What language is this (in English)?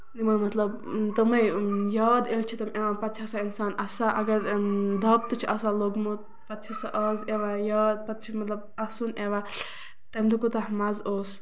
Kashmiri